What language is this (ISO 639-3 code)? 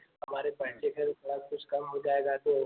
hin